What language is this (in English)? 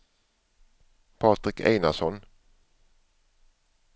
Swedish